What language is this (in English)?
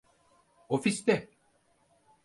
Turkish